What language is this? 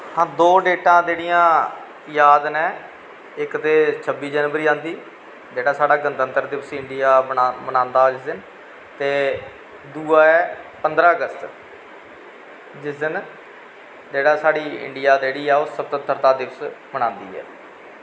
Dogri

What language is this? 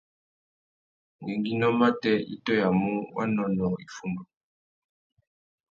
Tuki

